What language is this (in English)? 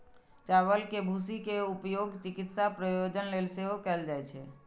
Maithili